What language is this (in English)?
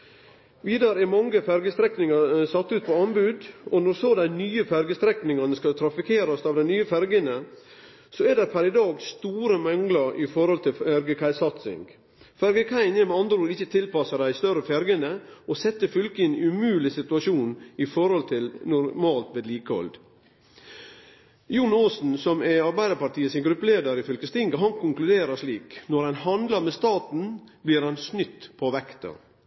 Norwegian Nynorsk